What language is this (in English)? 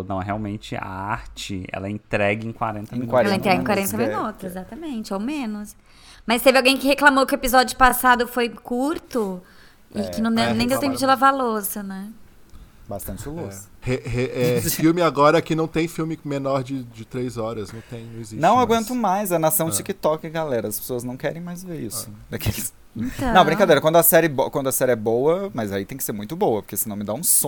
Portuguese